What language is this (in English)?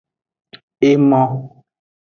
Aja (Benin)